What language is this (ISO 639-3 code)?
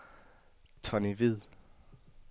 dan